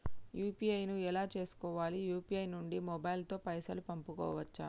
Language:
Telugu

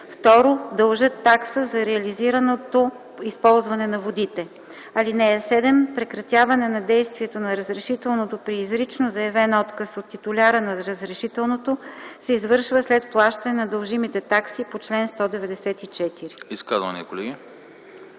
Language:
Bulgarian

